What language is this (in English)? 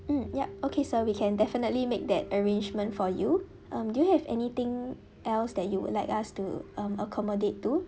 English